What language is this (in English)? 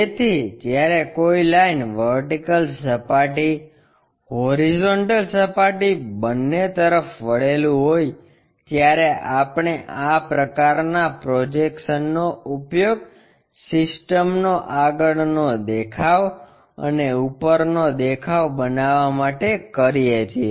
Gujarati